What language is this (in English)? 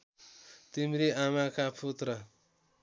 Nepali